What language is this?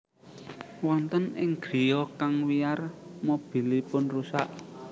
Javanese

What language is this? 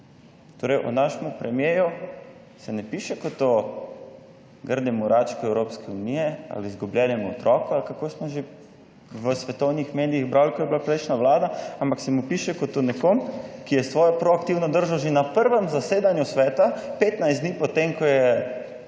Slovenian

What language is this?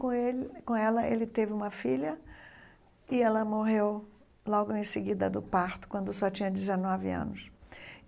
Portuguese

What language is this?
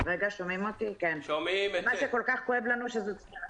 Hebrew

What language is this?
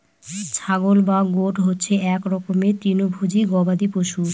Bangla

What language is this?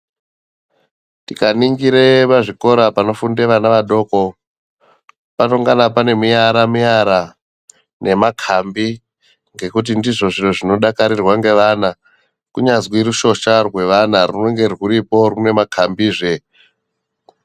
Ndau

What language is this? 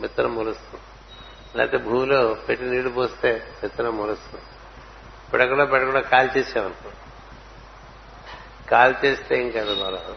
Telugu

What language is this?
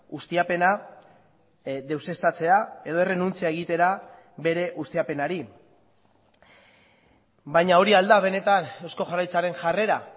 Basque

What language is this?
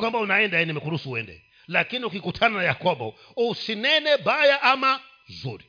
Swahili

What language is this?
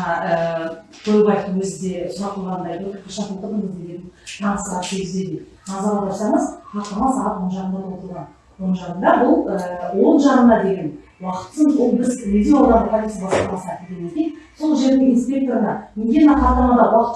Turkish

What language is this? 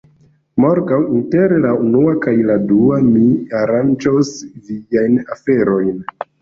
Esperanto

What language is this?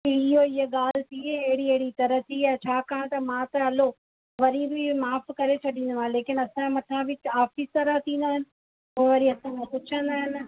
Sindhi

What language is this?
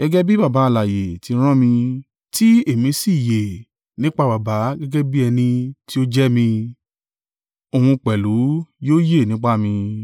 Yoruba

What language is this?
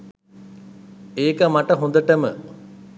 Sinhala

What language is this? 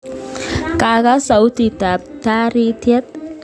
Kalenjin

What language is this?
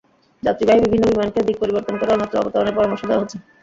Bangla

